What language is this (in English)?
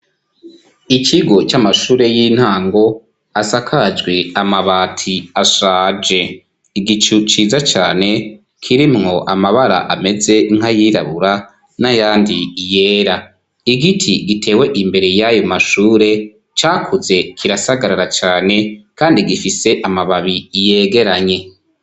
Rundi